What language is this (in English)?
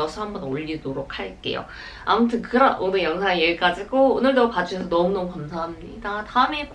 Korean